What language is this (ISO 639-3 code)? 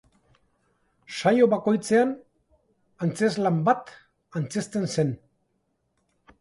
eus